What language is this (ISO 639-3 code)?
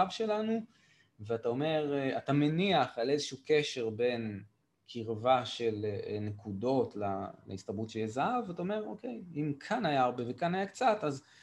heb